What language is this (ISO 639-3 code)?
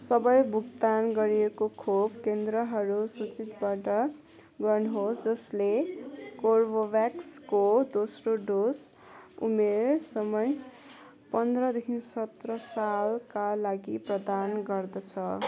nep